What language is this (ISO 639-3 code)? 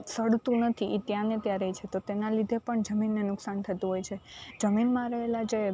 guj